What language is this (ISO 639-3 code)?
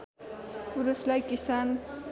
nep